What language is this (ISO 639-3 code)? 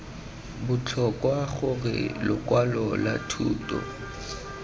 tsn